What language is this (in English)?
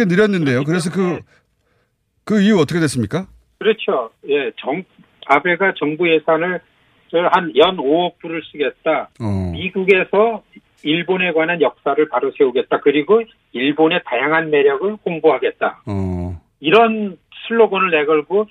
Korean